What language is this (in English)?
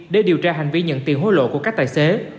Vietnamese